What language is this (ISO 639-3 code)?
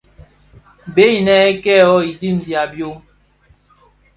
ksf